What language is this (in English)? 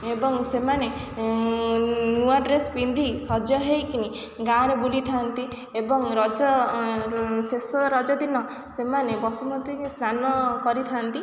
Odia